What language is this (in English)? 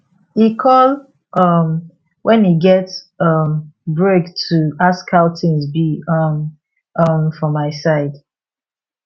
Nigerian Pidgin